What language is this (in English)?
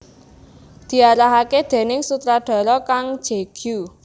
Javanese